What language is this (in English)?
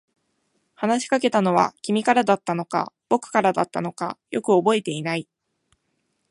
Japanese